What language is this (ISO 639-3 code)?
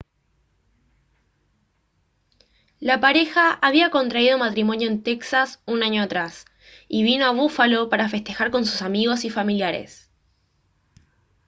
spa